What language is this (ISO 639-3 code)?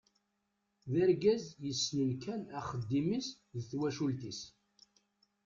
kab